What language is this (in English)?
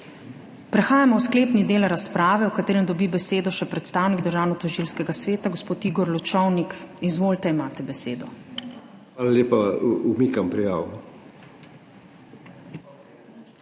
Slovenian